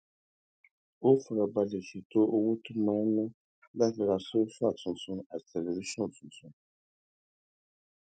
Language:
Yoruba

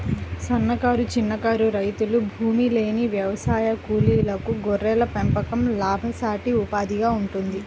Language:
Telugu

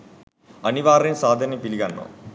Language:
Sinhala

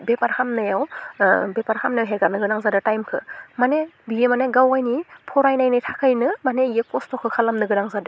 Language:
Bodo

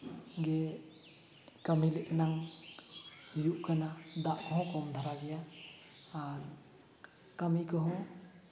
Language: Santali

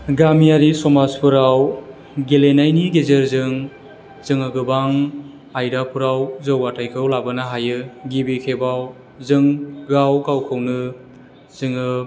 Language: Bodo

